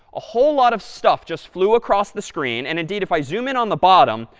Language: English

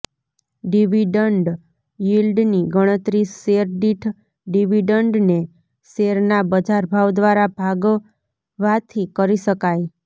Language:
Gujarati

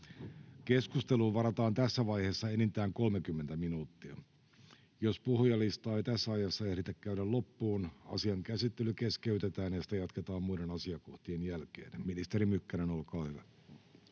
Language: Finnish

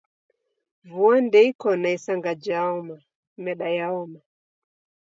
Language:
Taita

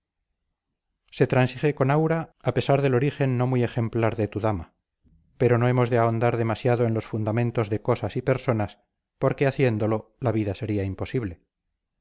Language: Spanish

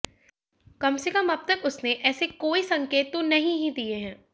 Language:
Hindi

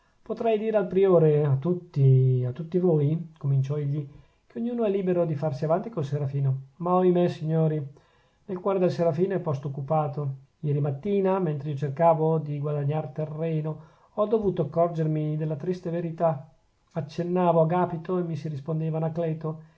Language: Italian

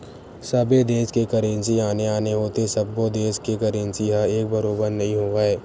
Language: Chhattisgarhi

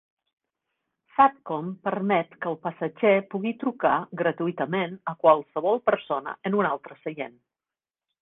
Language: Catalan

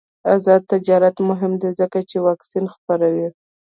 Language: Pashto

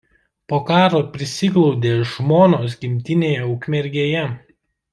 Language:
Lithuanian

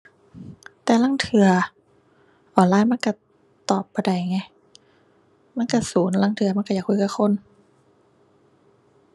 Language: Thai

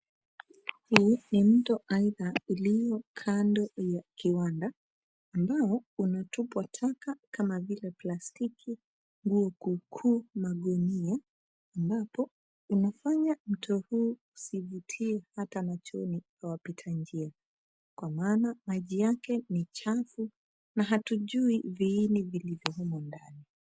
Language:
Swahili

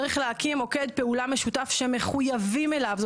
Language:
Hebrew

